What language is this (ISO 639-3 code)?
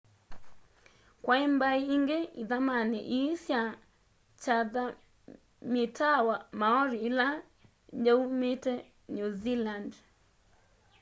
kam